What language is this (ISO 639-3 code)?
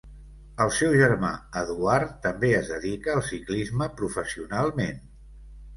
cat